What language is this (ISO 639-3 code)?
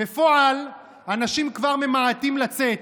heb